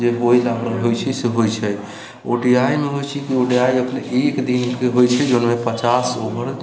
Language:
Maithili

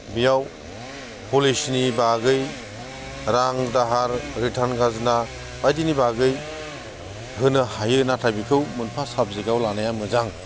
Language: Bodo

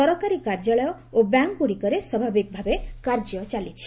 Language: Odia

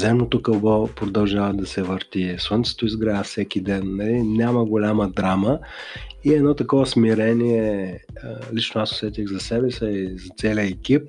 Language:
Bulgarian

